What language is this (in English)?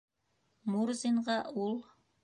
Bashkir